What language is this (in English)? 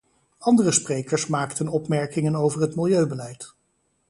Dutch